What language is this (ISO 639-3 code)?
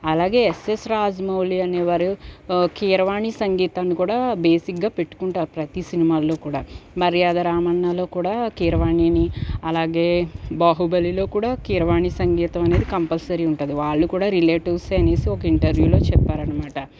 tel